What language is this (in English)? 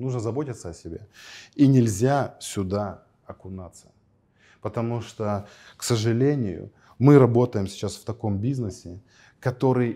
Russian